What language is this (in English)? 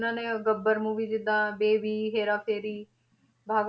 Punjabi